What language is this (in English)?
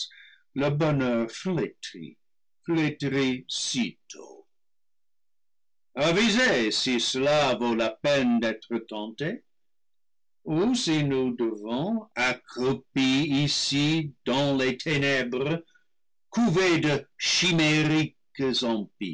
French